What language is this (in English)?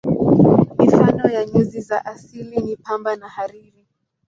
Swahili